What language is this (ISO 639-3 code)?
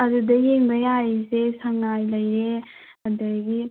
mni